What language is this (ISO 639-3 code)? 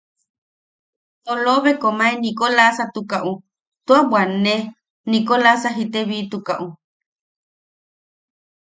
yaq